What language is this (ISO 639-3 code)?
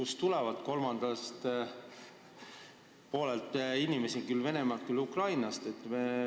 est